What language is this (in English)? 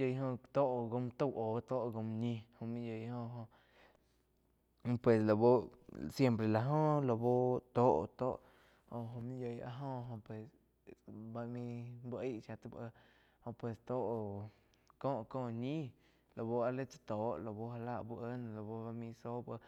Quiotepec Chinantec